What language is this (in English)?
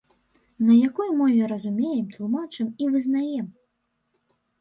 Belarusian